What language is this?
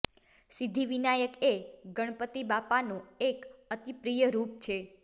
Gujarati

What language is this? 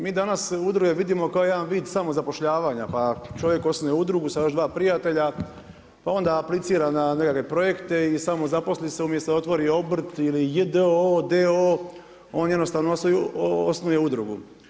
Croatian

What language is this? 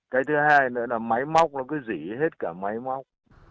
Vietnamese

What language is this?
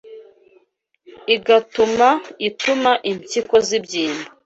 Kinyarwanda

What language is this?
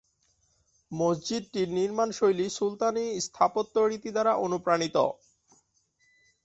Bangla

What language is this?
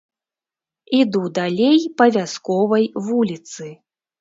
Belarusian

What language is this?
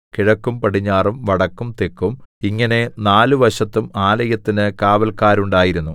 Malayalam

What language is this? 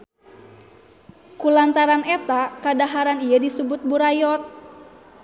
Sundanese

